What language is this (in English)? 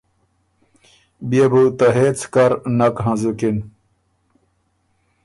Ormuri